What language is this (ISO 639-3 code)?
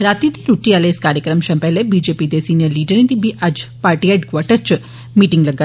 doi